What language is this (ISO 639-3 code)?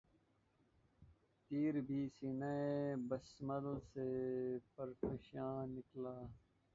urd